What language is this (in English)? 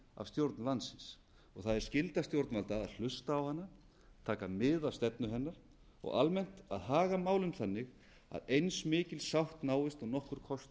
Icelandic